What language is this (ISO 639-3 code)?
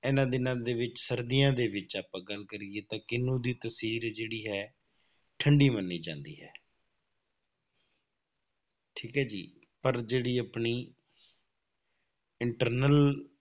pan